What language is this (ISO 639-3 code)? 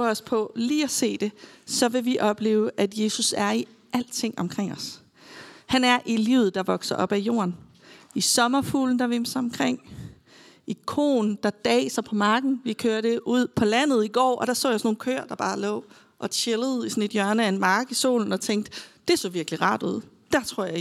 dan